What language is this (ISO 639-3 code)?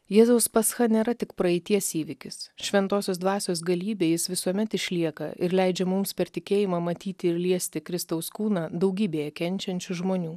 lit